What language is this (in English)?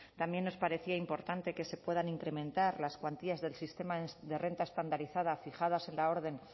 Spanish